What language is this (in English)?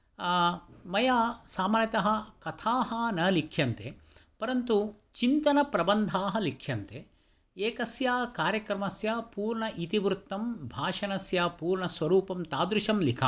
Sanskrit